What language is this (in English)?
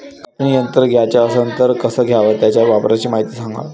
Marathi